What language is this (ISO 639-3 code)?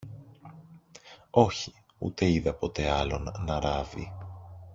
ell